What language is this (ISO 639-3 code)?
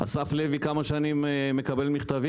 heb